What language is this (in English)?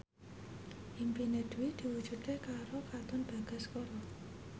Javanese